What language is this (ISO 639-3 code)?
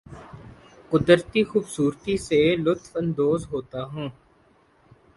urd